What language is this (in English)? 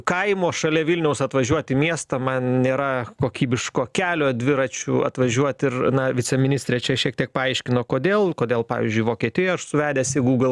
Lithuanian